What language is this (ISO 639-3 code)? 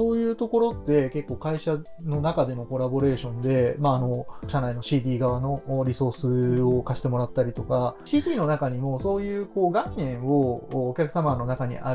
jpn